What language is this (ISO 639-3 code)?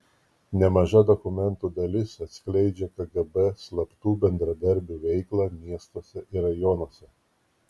lit